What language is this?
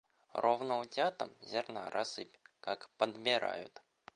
Russian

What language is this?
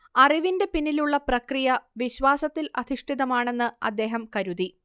Malayalam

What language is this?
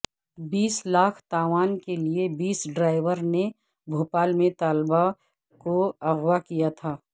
Urdu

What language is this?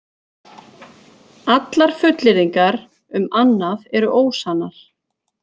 Icelandic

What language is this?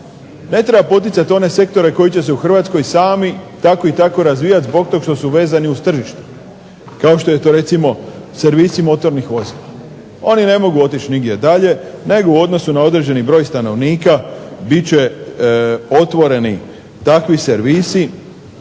Croatian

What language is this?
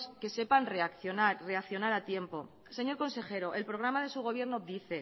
Spanish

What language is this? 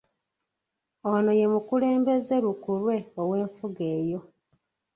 Ganda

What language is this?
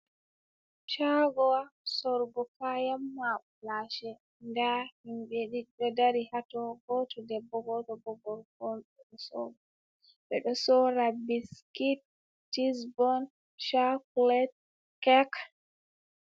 Fula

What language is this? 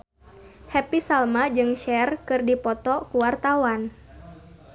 Sundanese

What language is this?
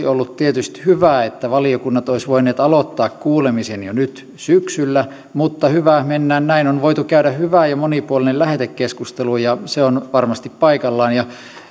Finnish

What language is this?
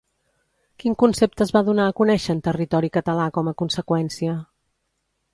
Catalan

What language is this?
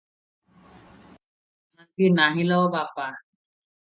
Odia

